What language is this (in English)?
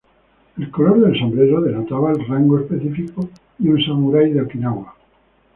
Spanish